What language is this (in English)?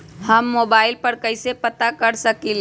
Magahi